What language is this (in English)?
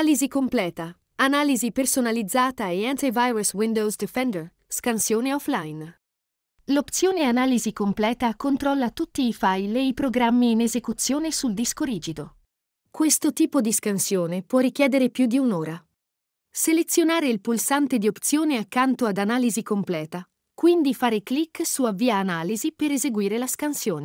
Italian